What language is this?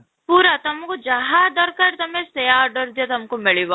Odia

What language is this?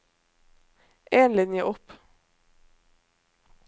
Norwegian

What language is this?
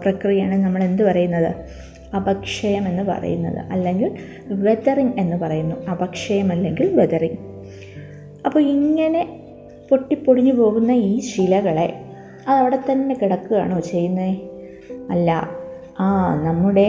Malayalam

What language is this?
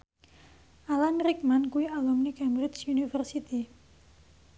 Javanese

